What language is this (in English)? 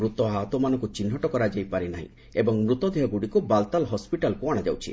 Odia